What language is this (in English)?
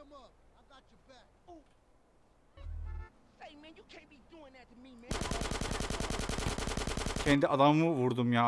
Turkish